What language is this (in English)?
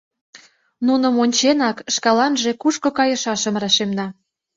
Mari